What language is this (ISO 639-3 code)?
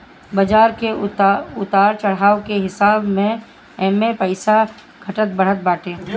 bho